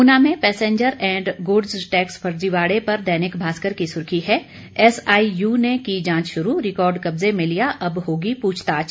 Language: Hindi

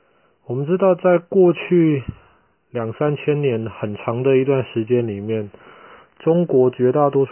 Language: Chinese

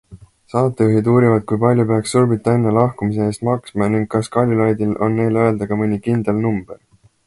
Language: Estonian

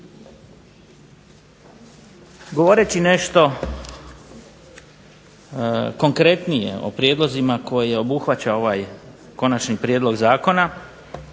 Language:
Croatian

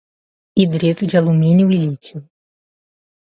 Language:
Portuguese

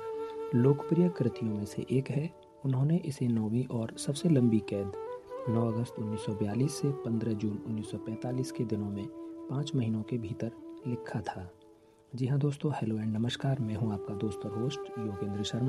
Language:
Hindi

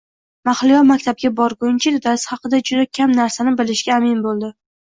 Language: Uzbek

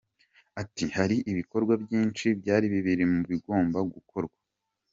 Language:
Kinyarwanda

